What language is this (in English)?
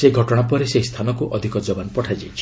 Odia